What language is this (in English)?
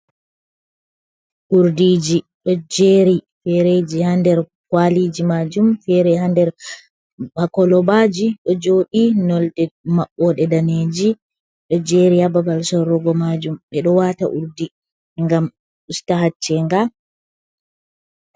Fula